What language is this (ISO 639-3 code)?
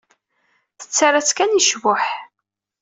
kab